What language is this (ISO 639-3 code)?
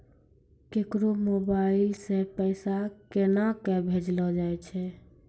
mai